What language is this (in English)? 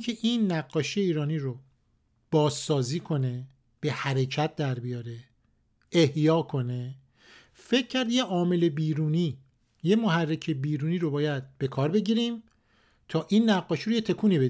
Persian